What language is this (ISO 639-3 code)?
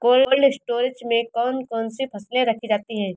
hin